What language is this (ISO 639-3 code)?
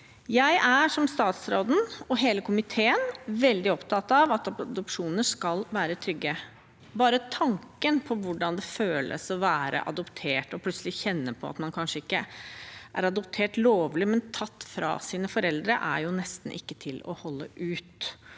nor